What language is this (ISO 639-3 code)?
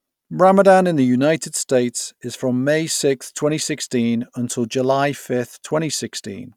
eng